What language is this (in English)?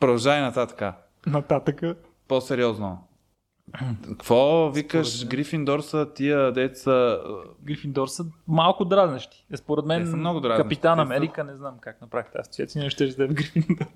Bulgarian